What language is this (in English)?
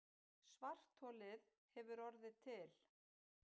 Icelandic